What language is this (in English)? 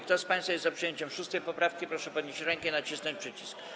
Polish